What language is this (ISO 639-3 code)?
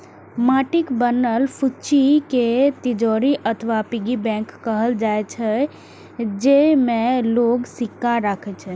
mai